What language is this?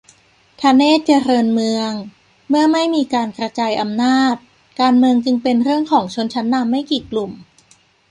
Thai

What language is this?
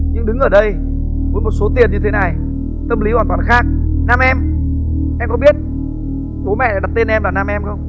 Vietnamese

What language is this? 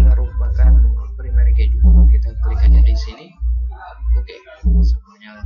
Indonesian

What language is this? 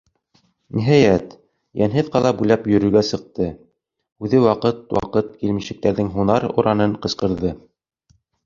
Bashkir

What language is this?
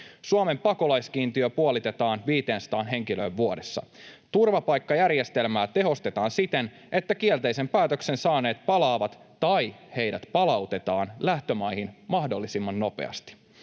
Finnish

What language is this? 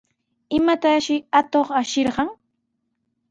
Sihuas Ancash Quechua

